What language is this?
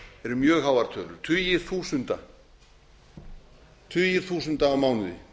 Icelandic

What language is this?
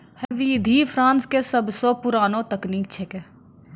Maithili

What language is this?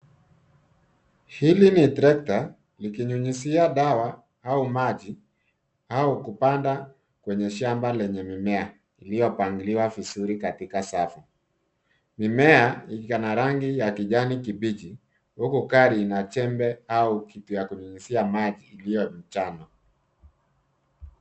Swahili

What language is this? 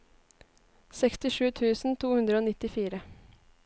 Norwegian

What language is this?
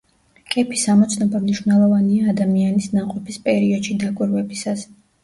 Georgian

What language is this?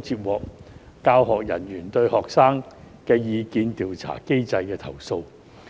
Cantonese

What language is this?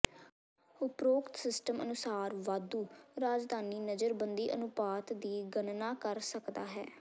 Punjabi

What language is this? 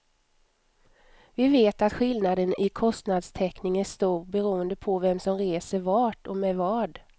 Swedish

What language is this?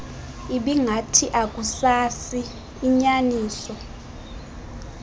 Xhosa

